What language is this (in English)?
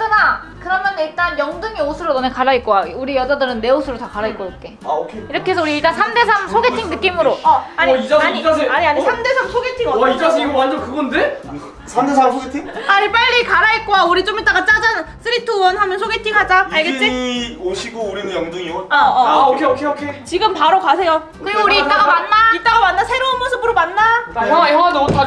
Korean